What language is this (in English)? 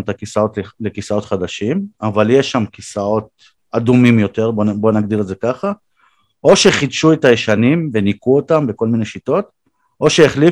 Hebrew